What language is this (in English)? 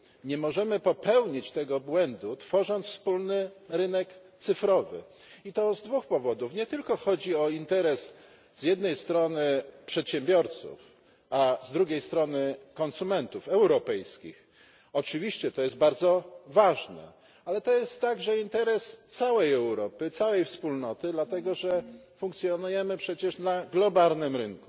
Polish